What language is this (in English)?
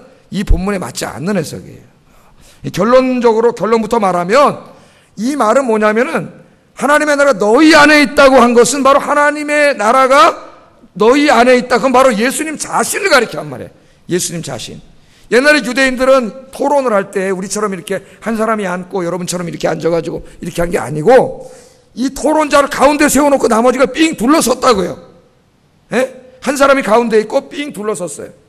Korean